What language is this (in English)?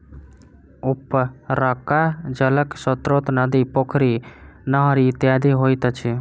Maithili